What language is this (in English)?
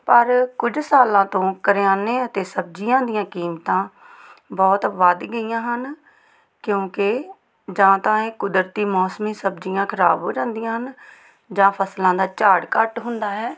Punjabi